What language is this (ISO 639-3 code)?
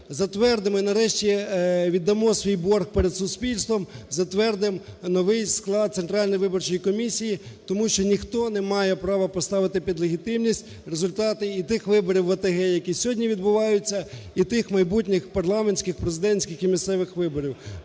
ukr